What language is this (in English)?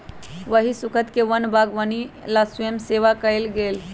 Magahi